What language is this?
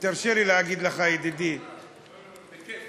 Hebrew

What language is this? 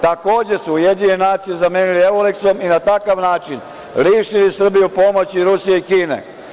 Serbian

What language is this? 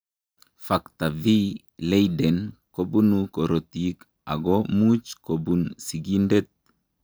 Kalenjin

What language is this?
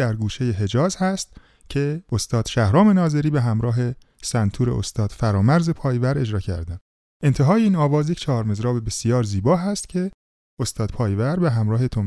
Persian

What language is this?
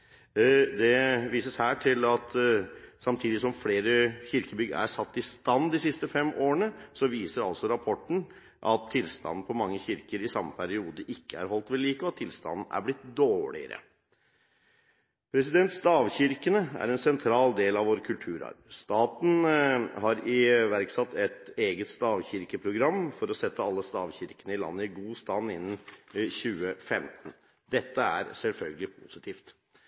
Norwegian Bokmål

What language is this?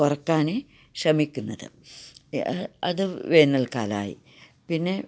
Malayalam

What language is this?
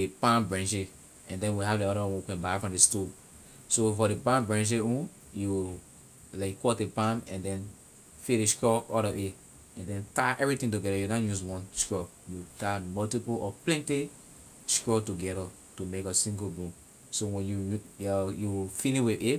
Liberian English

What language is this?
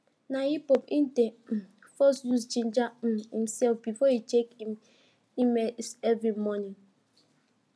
Nigerian Pidgin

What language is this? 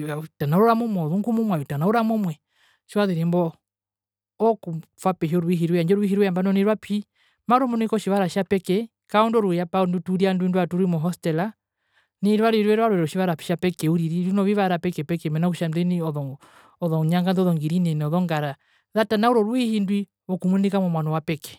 Herero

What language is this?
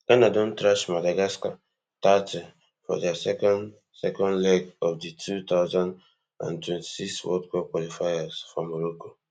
Nigerian Pidgin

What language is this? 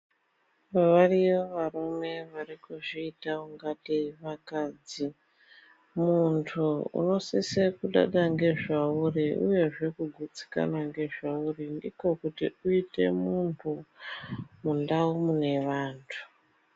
Ndau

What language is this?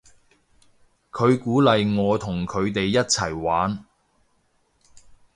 Cantonese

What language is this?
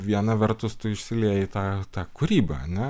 Lithuanian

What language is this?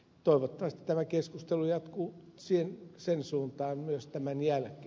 Finnish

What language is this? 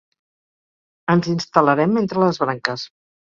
Catalan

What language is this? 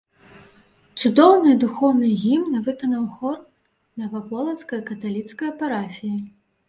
Belarusian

